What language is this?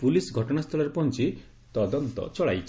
Odia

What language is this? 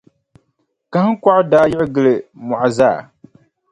Dagbani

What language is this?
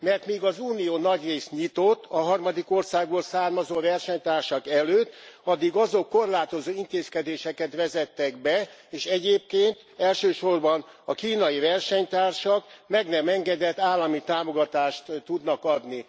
Hungarian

